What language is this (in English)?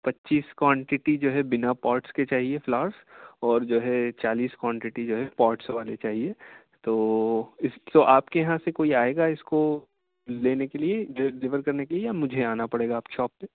Urdu